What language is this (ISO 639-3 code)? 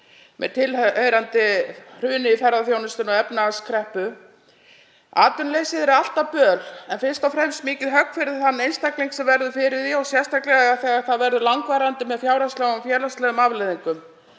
isl